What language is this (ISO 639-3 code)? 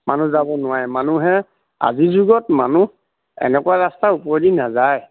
asm